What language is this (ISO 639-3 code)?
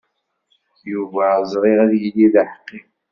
kab